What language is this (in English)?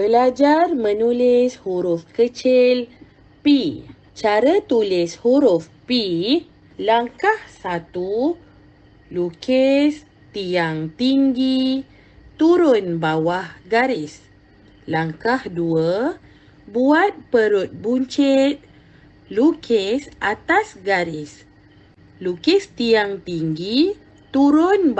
Malay